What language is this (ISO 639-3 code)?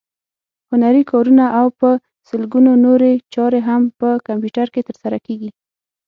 pus